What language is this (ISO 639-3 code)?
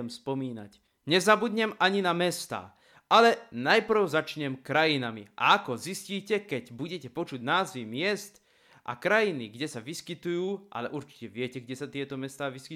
slk